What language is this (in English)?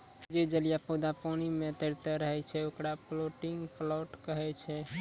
Maithili